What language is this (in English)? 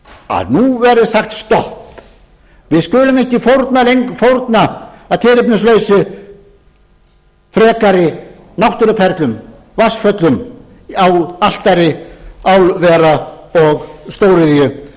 Icelandic